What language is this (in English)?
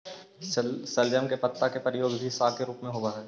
Magahi